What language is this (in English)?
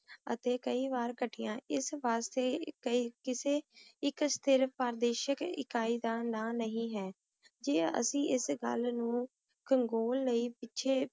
Punjabi